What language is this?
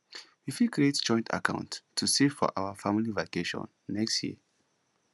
Nigerian Pidgin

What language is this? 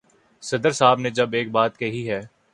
Urdu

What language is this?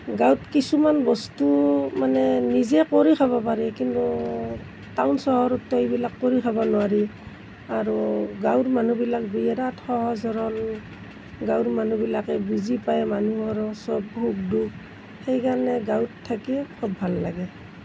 Assamese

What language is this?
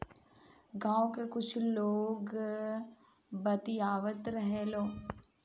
Bhojpuri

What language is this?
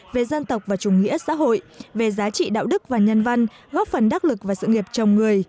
Vietnamese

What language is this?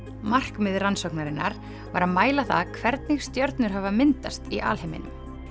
Icelandic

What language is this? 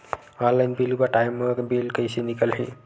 Chhattisgarhi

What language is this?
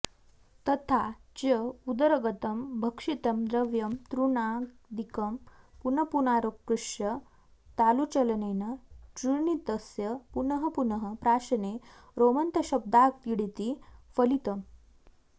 Sanskrit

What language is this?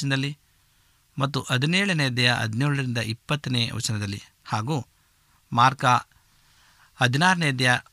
Kannada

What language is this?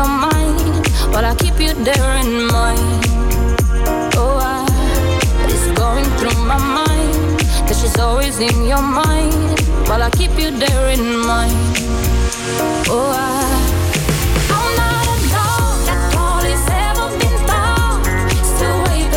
Romanian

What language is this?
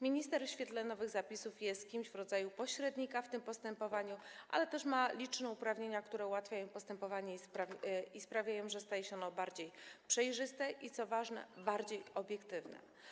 Polish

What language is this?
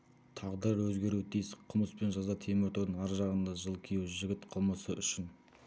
Kazakh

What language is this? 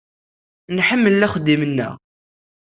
Kabyle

